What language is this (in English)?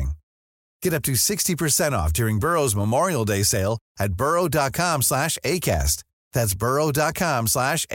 Swedish